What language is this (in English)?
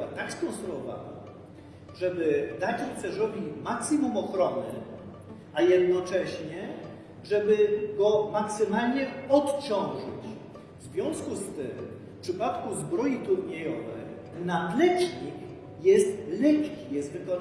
Polish